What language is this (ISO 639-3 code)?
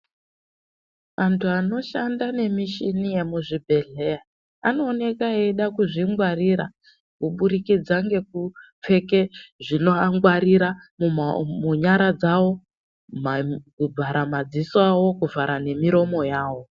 ndc